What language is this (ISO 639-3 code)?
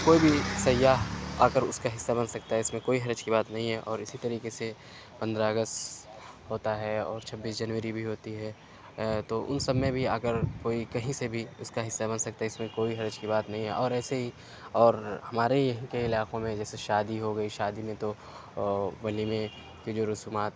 urd